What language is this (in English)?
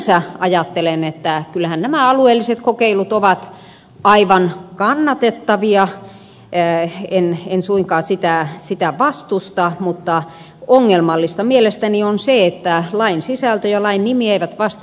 Finnish